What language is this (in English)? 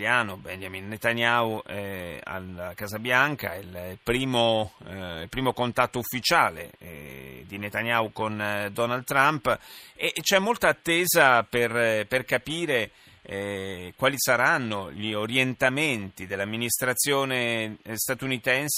Italian